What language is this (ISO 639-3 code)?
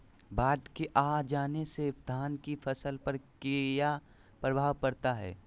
mag